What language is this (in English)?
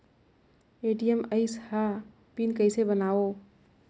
Chhattisgarhi